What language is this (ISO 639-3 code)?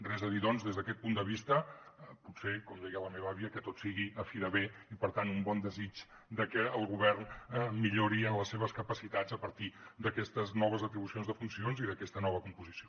cat